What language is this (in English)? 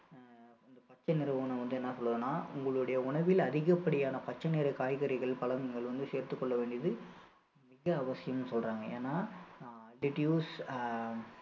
Tamil